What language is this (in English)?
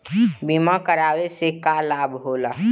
Bhojpuri